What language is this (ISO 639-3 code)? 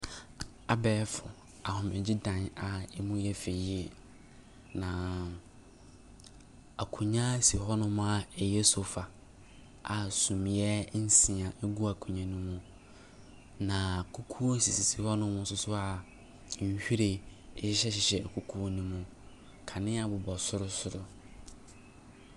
aka